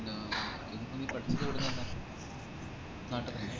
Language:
Malayalam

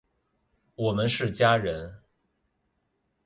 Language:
Chinese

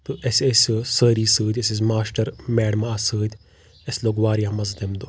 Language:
Kashmiri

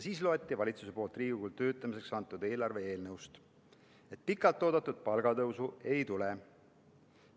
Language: Estonian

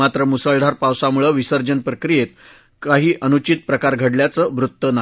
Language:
Marathi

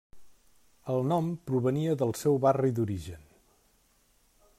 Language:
Catalan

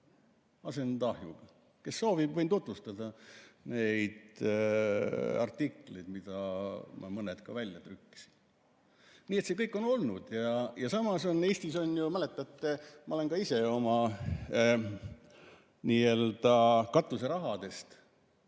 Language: Estonian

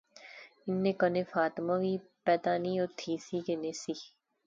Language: Pahari-Potwari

